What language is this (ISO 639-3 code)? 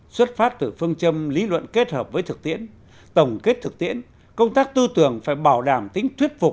vie